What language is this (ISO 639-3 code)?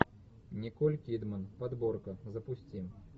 rus